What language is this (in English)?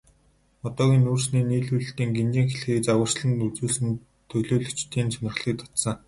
Mongolian